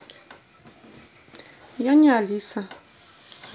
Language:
Russian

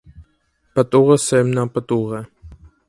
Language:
Armenian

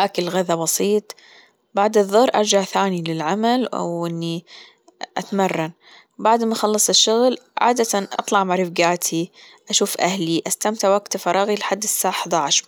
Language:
Gulf Arabic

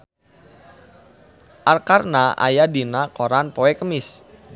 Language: Sundanese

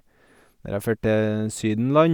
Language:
Norwegian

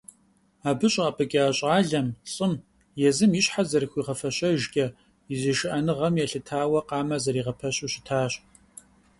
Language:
Kabardian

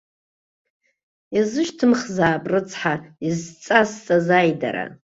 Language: Abkhazian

